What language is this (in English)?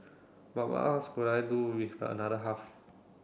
English